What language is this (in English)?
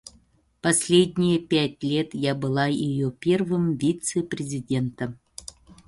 Yakut